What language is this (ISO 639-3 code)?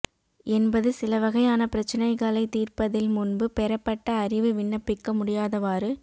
tam